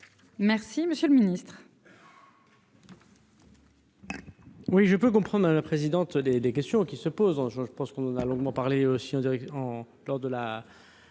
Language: French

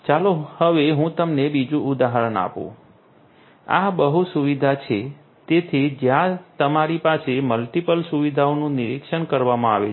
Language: Gujarati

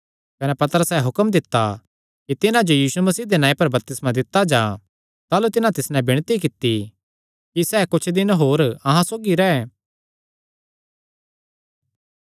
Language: Kangri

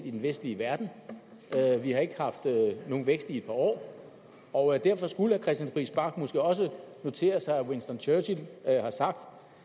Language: Danish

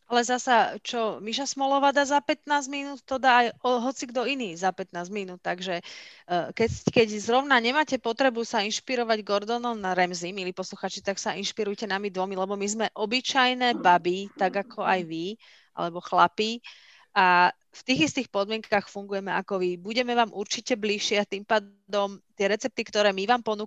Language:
Slovak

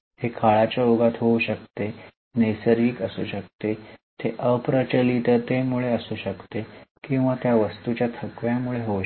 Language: Marathi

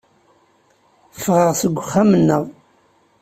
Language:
Kabyle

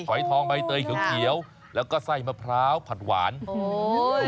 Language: Thai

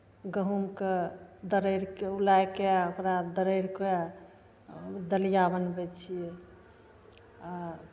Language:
Maithili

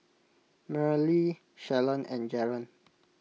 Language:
English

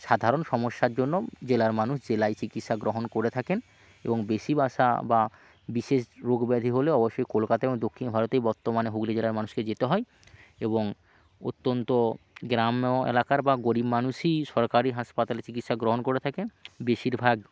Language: Bangla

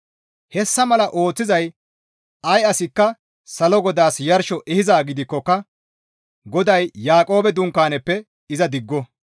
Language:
Gamo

